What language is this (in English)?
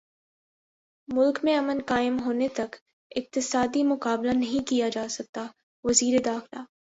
Urdu